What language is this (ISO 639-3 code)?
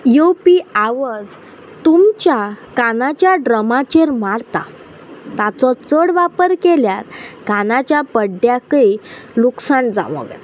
kok